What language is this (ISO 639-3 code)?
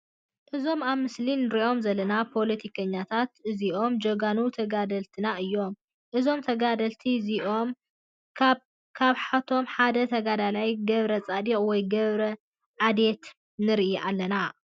tir